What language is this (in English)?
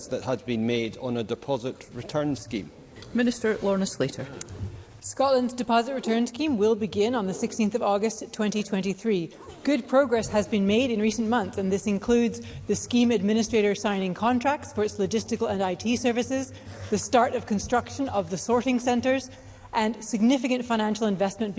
English